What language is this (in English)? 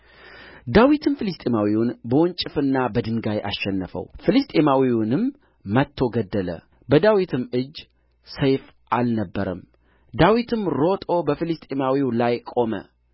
Amharic